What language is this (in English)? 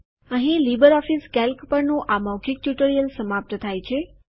Gujarati